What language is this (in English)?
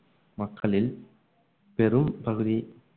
Tamil